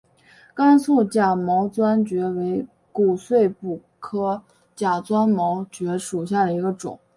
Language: Chinese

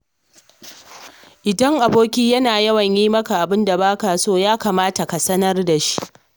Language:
Hausa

